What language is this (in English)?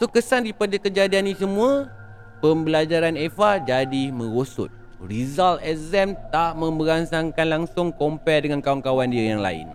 Malay